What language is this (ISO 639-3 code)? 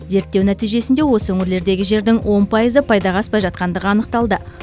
kaz